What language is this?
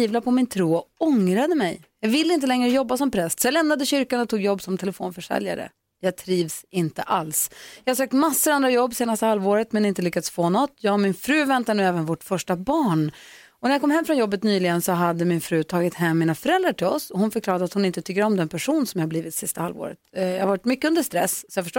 Swedish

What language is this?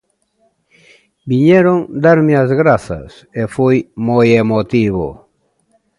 Galician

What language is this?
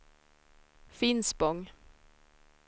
Swedish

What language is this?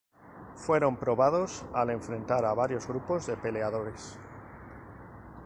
Spanish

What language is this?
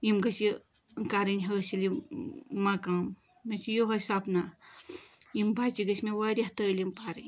Kashmiri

